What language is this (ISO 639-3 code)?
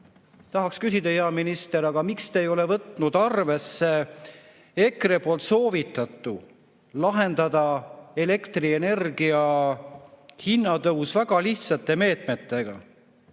est